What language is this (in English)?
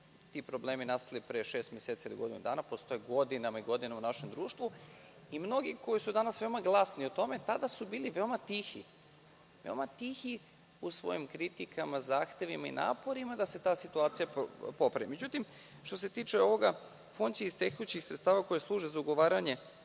Serbian